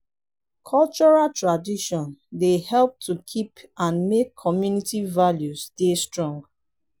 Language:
Nigerian Pidgin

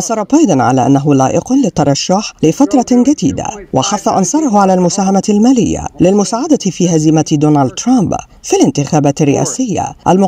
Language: Arabic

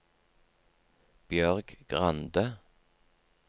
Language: Norwegian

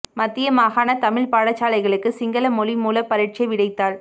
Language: Tamil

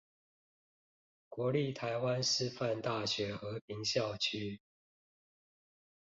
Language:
Chinese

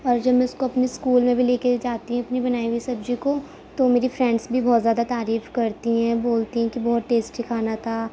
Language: Urdu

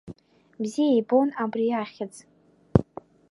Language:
Abkhazian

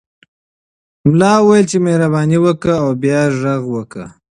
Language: Pashto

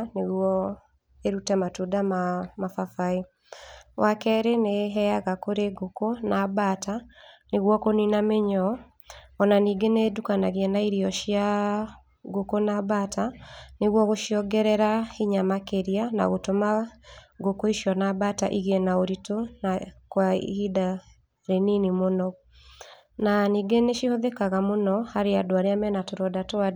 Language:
Kikuyu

